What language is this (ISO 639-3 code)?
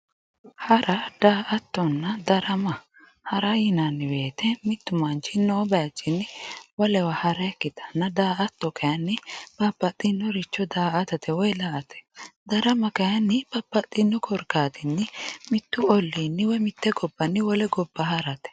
sid